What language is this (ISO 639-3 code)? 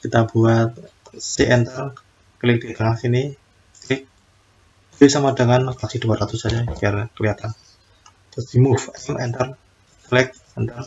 ind